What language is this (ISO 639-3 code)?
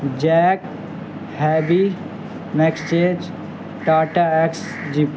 urd